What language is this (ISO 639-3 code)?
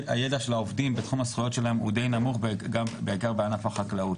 heb